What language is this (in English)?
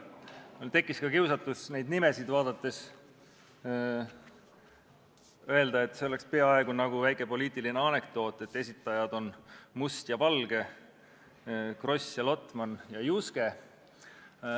Estonian